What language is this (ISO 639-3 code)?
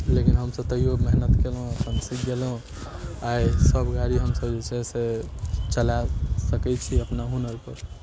mai